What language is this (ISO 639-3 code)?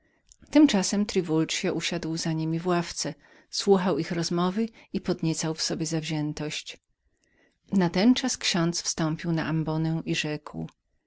pol